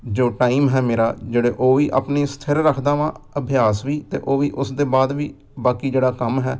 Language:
Punjabi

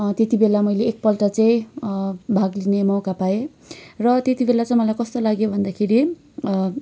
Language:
Nepali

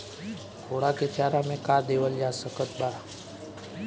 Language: Bhojpuri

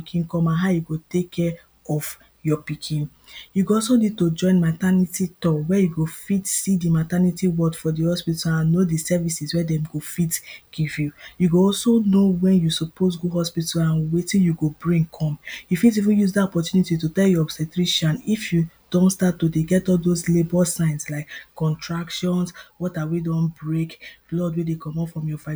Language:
Nigerian Pidgin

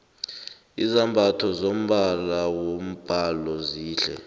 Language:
South Ndebele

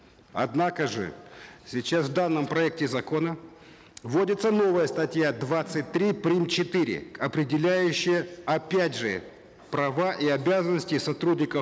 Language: Kazakh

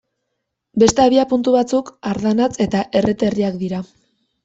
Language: Basque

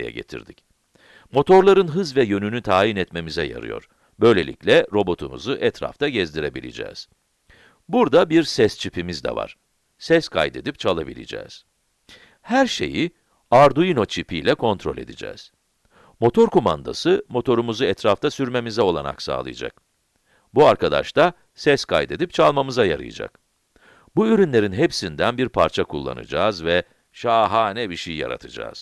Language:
Turkish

